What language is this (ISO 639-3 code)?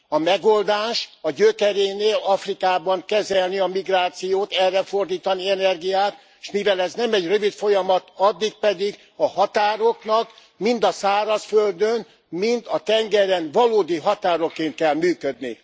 hun